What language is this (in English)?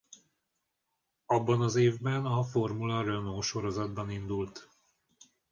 Hungarian